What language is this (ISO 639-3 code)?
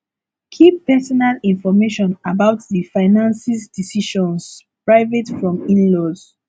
pcm